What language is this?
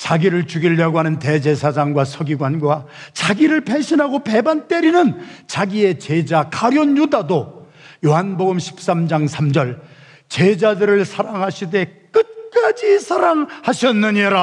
Korean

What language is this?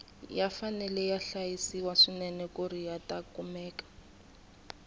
Tsonga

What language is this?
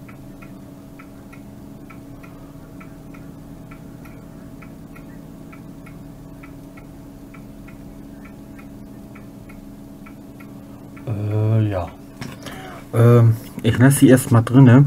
German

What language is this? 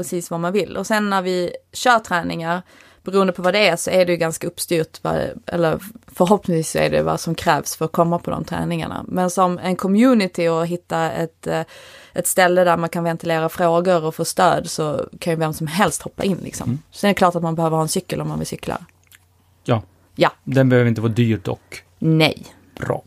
Swedish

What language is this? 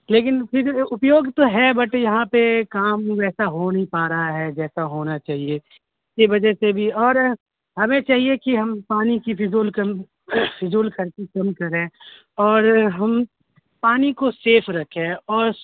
Urdu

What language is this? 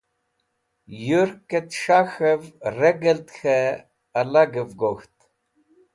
Wakhi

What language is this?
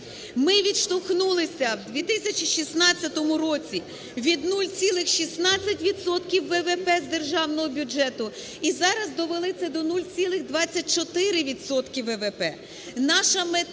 Ukrainian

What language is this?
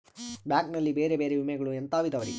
Kannada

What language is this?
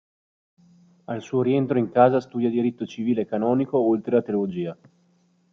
Italian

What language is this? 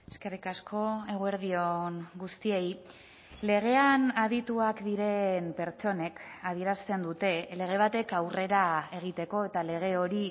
Basque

